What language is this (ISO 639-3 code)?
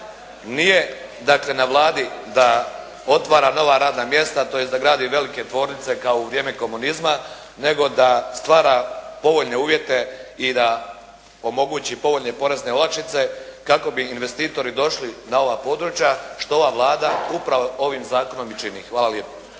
hrv